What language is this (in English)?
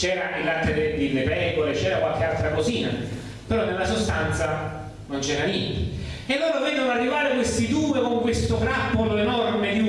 Italian